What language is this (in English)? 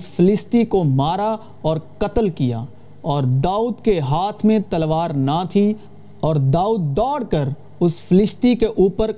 Urdu